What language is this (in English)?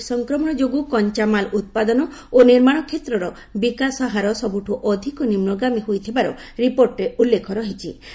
Odia